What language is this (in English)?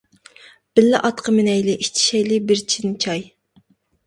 Uyghur